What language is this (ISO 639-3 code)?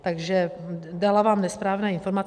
ces